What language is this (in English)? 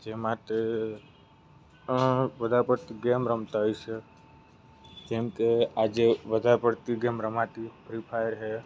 Gujarati